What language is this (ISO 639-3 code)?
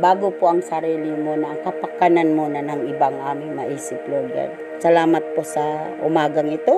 fil